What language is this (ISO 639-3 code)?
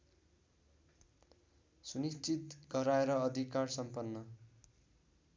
nep